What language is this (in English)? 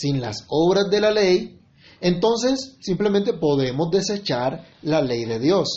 Spanish